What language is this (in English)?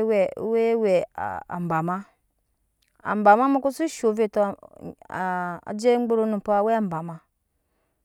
Nyankpa